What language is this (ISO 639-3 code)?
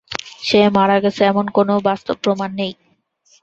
ben